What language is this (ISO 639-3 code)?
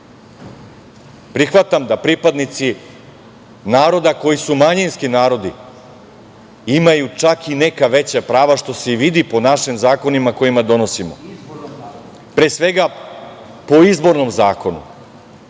srp